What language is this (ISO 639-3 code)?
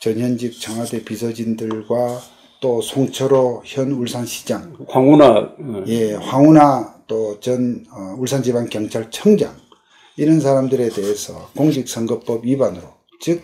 kor